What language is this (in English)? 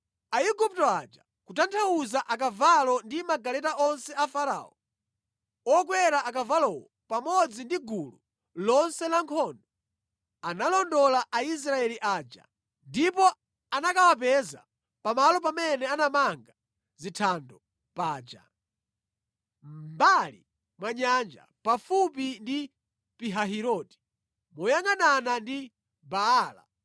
Nyanja